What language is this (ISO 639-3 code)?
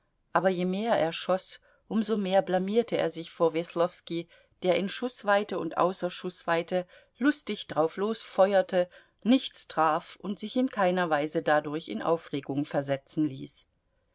deu